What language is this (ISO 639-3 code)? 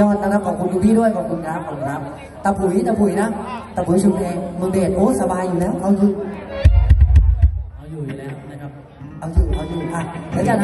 tha